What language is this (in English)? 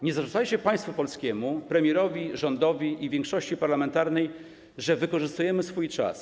Polish